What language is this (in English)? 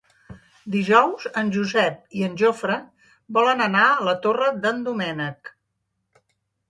Catalan